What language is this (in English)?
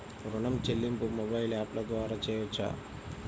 Telugu